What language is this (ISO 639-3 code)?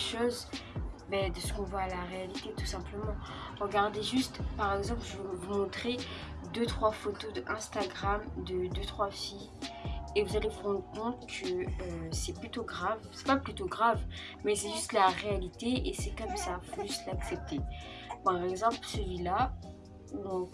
fra